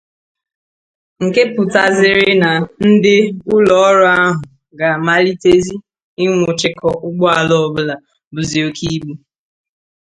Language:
Igbo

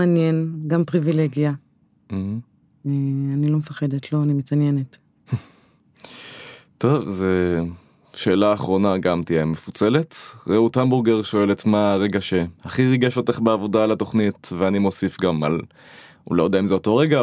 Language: Hebrew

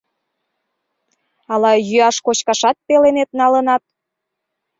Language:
Mari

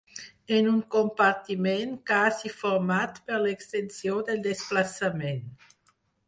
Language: Catalan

